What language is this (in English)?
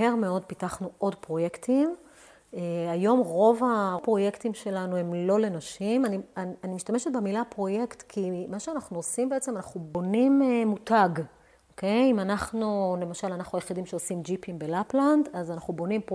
Hebrew